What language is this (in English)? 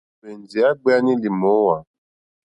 Mokpwe